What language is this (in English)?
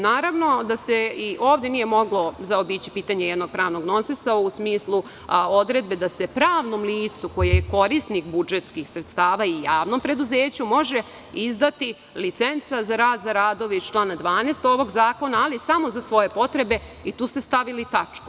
Serbian